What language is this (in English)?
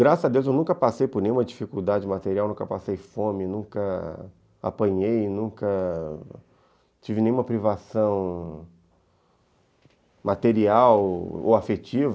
Portuguese